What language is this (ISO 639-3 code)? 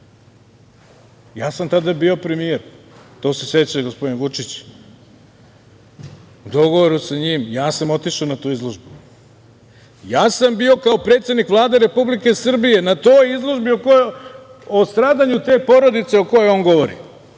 srp